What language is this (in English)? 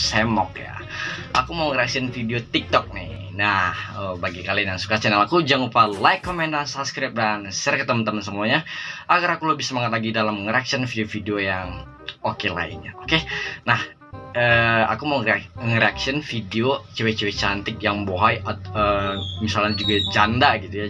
Indonesian